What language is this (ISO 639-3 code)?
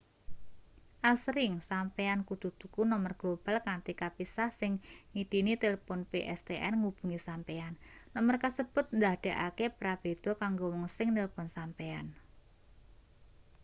jav